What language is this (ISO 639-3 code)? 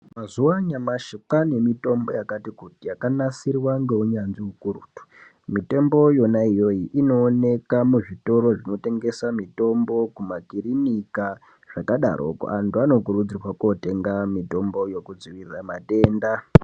ndc